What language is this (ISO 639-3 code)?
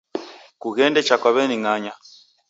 dav